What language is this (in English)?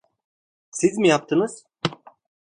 Turkish